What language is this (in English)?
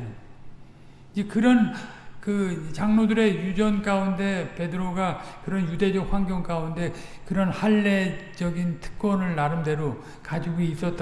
Korean